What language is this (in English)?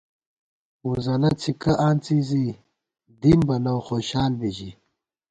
Gawar-Bati